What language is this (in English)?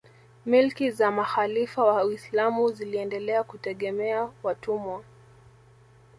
Swahili